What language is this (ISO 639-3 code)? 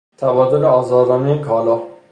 fas